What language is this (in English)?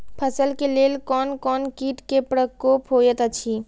Maithili